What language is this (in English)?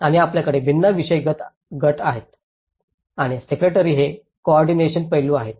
Marathi